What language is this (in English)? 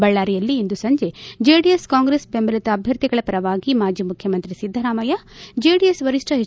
Kannada